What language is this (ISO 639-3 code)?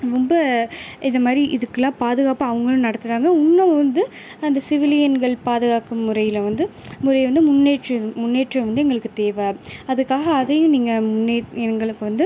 tam